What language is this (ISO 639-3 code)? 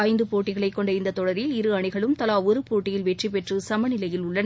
tam